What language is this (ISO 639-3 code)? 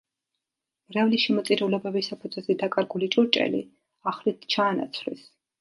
kat